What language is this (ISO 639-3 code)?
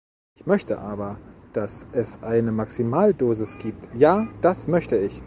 deu